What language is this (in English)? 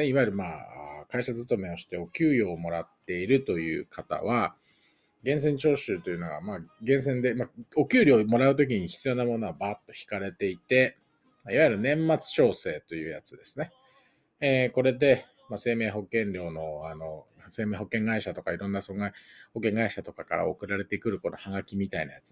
Japanese